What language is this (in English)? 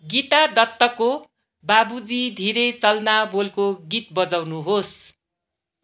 Nepali